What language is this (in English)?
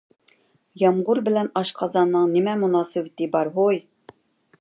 Uyghur